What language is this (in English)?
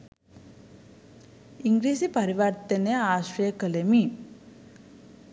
Sinhala